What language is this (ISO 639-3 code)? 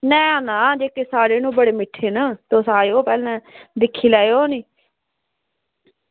doi